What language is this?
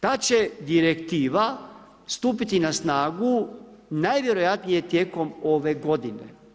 Croatian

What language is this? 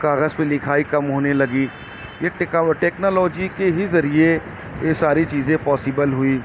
Urdu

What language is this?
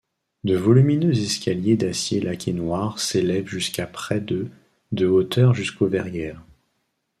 French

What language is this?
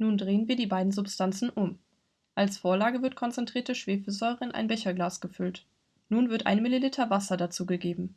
German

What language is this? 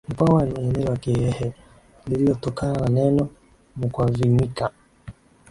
Swahili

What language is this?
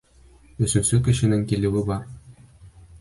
Bashkir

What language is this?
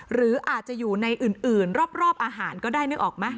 Thai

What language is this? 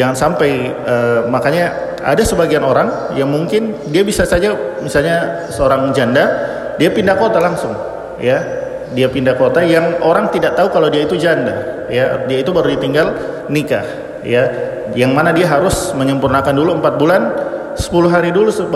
Indonesian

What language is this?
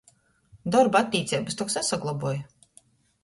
Latgalian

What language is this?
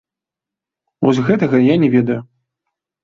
Belarusian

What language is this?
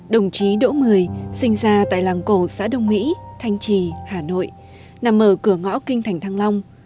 Vietnamese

